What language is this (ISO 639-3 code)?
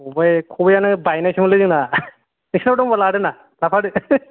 brx